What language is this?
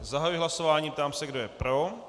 Czech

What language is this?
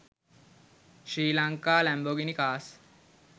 Sinhala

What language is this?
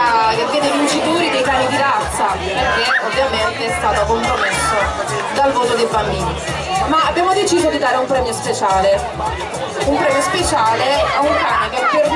Italian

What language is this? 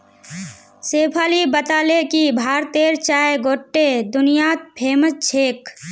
Magahi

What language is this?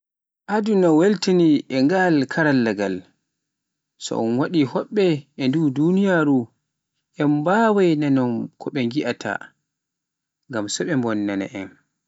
Pular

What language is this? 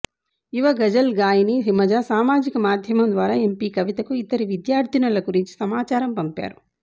Telugu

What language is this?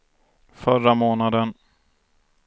Swedish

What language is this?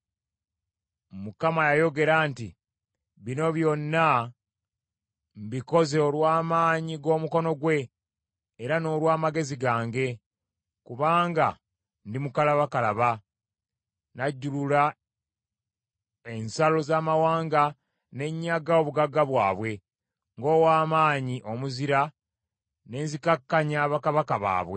Ganda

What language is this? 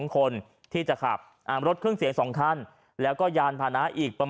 Thai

